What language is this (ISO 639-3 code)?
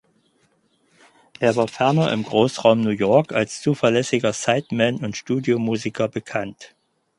deu